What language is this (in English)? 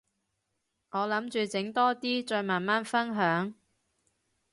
Cantonese